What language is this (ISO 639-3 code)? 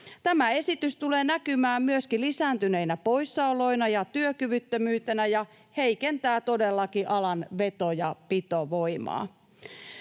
fin